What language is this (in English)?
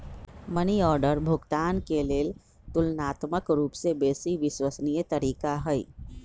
Magahi